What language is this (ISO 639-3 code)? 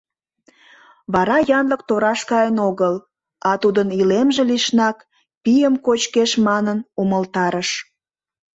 chm